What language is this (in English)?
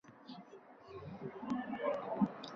Uzbek